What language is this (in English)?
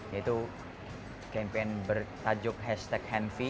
Indonesian